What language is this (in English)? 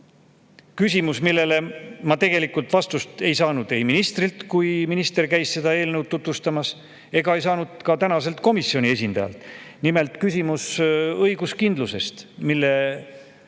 Estonian